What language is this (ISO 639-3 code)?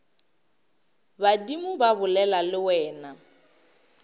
nso